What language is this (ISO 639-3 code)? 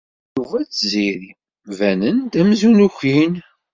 kab